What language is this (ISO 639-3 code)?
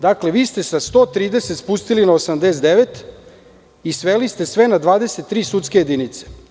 srp